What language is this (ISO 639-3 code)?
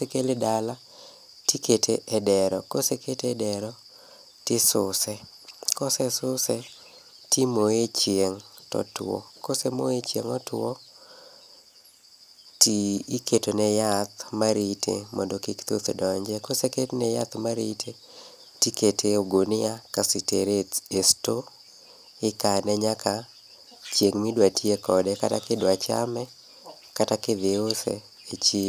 luo